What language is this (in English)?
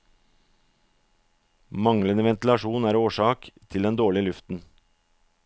Norwegian